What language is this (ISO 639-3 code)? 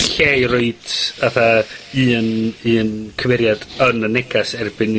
cym